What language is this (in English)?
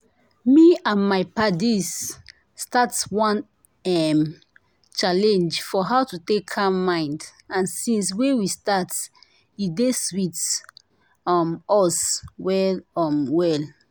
Nigerian Pidgin